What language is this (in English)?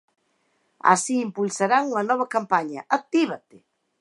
Galician